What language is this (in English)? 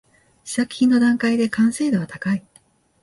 Japanese